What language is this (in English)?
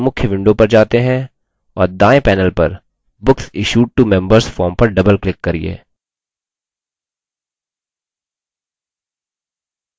Hindi